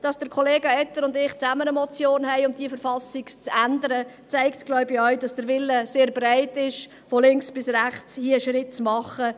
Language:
Swiss German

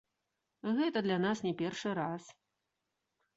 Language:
Belarusian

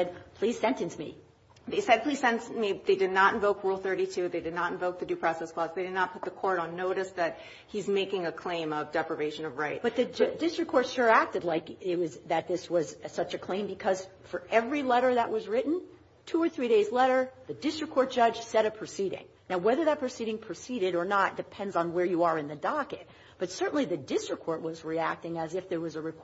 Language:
English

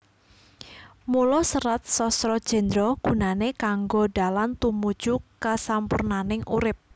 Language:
Javanese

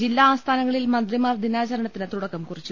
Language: Malayalam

